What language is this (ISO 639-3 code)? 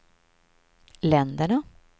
swe